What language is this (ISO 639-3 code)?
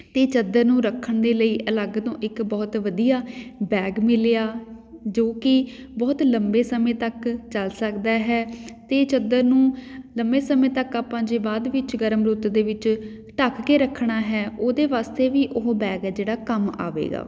pan